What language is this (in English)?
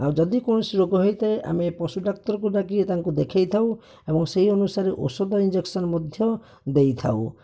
Odia